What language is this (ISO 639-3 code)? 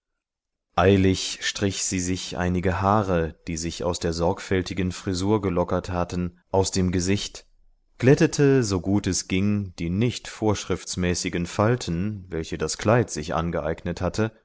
deu